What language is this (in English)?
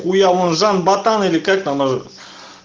Russian